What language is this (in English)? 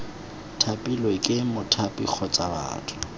Tswana